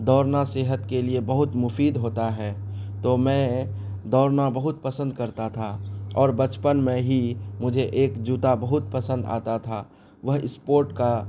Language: Urdu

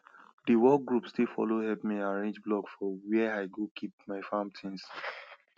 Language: Nigerian Pidgin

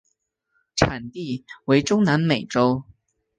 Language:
Chinese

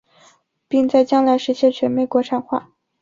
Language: Chinese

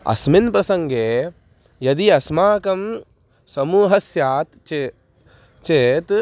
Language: Sanskrit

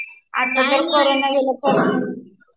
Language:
Marathi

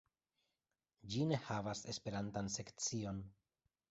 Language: Esperanto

